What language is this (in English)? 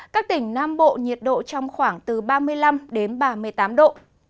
Vietnamese